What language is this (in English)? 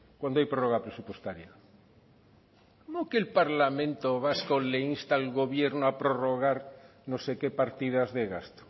Spanish